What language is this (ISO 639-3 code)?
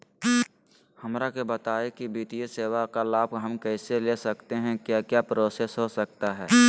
mag